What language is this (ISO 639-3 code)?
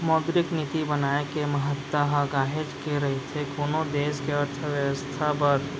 hne